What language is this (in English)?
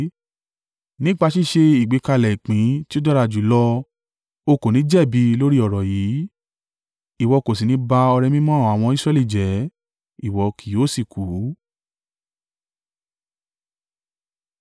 Yoruba